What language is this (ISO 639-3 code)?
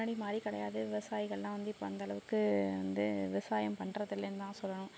tam